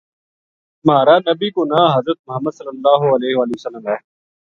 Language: Gujari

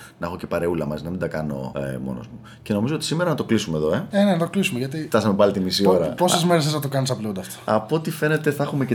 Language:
Greek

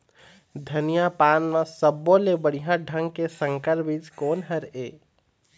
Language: Chhattisgarhi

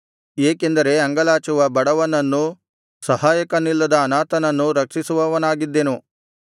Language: Kannada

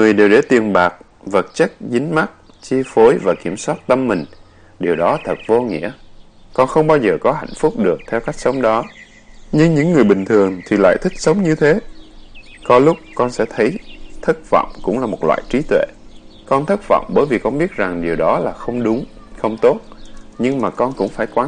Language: Vietnamese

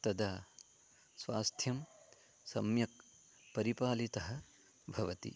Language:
Sanskrit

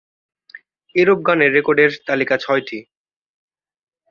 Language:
Bangla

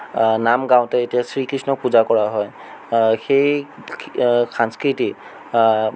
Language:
Assamese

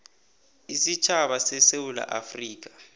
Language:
South Ndebele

